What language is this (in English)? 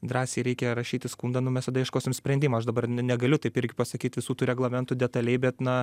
Lithuanian